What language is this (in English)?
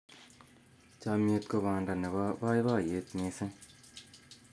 Kalenjin